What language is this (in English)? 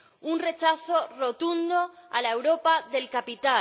Spanish